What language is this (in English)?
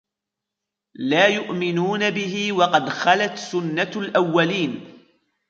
Arabic